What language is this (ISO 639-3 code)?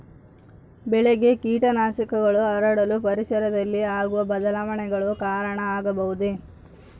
kan